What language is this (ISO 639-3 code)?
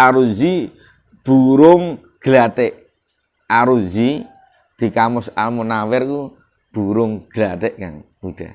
ind